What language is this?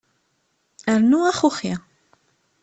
Kabyle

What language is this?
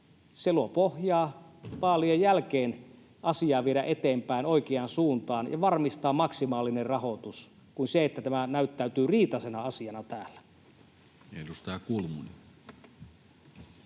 Finnish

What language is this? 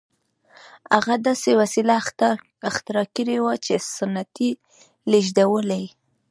Pashto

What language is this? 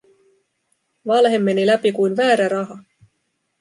Finnish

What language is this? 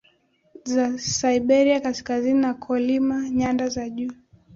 Swahili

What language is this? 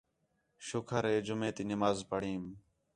Khetrani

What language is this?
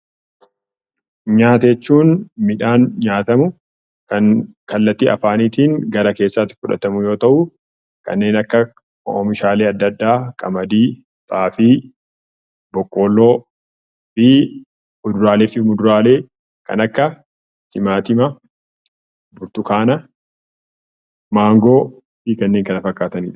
Oromo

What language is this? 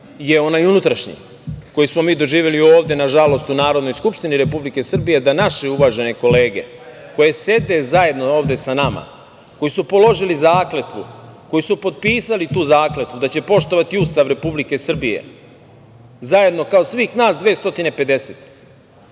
Serbian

